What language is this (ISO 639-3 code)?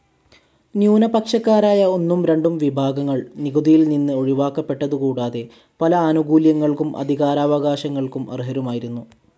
mal